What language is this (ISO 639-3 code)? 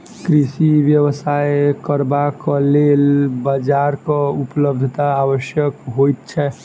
mai